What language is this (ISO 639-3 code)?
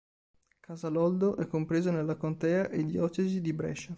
ita